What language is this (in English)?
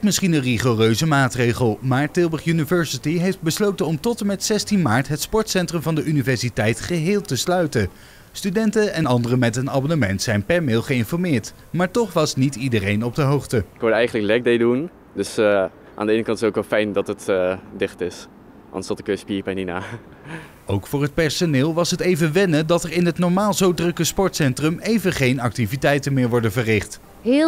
Dutch